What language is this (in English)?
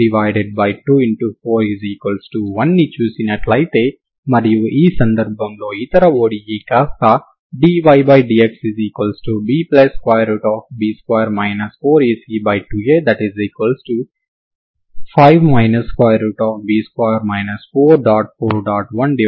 Telugu